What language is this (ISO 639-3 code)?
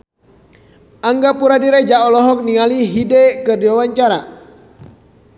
sun